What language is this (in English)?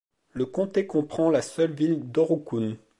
French